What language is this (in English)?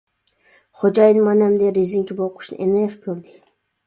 Uyghur